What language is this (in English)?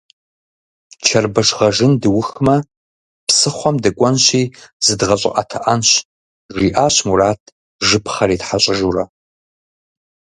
Kabardian